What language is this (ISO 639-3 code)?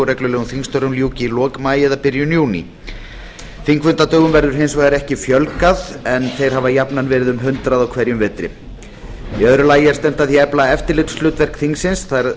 isl